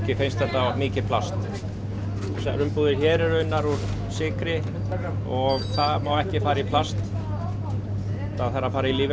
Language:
Icelandic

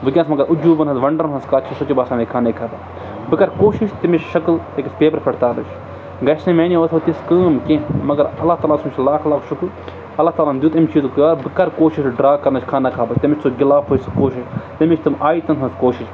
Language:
Kashmiri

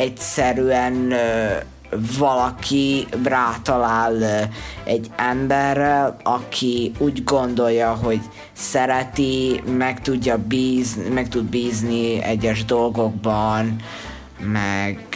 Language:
Hungarian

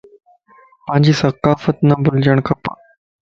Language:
Lasi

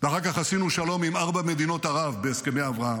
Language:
Hebrew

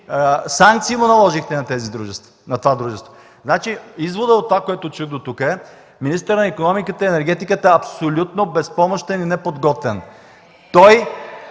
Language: Bulgarian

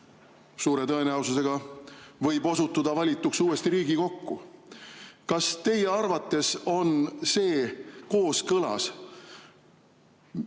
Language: Estonian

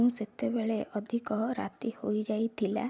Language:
Odia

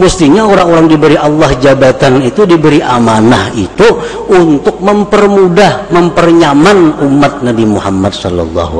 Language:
Indonesian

